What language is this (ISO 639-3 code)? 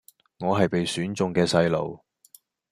yue